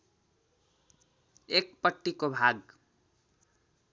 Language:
Nepali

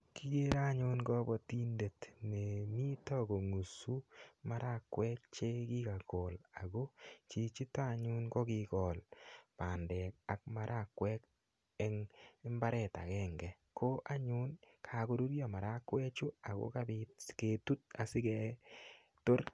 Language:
Kalenjin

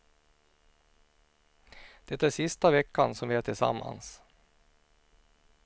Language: Swedish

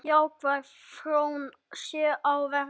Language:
Icelandic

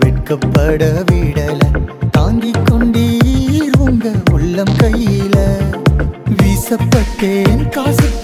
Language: Urdu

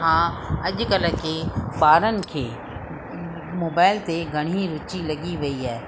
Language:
Sindhi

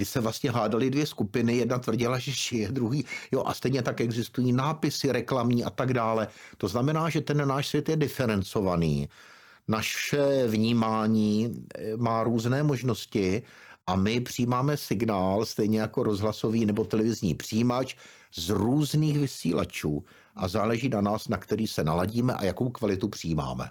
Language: Czech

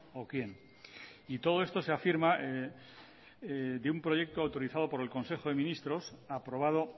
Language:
Spanish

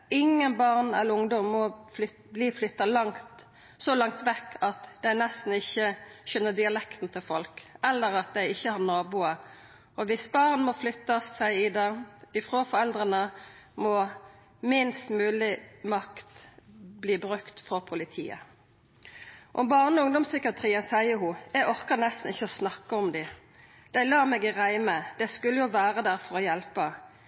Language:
Norwegian Nynorsk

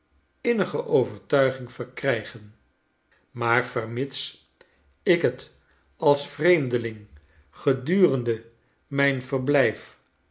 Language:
Dutch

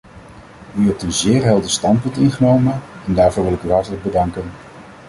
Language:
Dutch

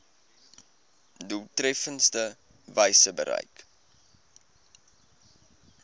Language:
Afrikaans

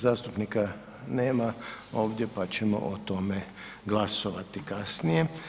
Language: Croatian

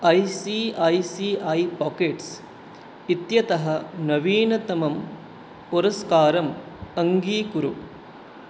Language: Sanskrit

